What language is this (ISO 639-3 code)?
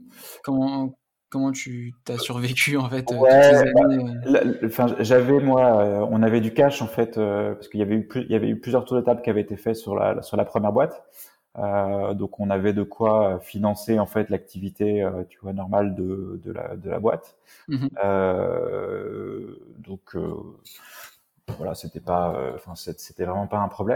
fra